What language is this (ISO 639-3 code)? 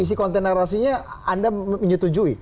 ind